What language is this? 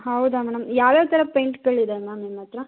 Kannada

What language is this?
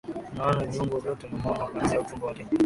Swahili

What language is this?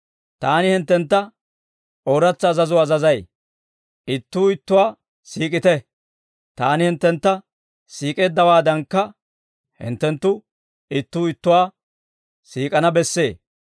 Dawro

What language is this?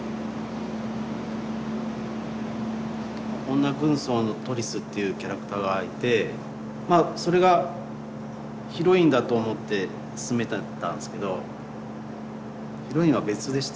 Japanese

